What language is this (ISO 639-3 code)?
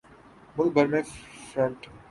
urd